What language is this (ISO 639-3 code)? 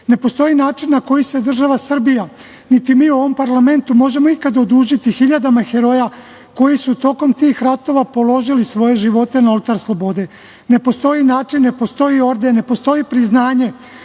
srp